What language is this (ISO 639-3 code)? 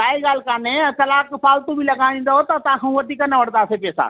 snd